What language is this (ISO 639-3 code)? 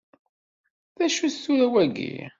kab